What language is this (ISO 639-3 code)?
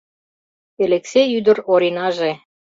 chm